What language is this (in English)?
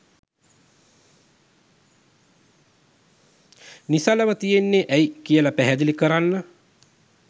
Sinhala